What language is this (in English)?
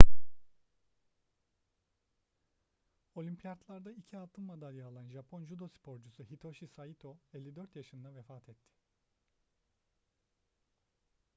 Turkish